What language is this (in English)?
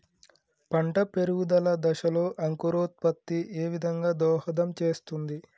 Telugu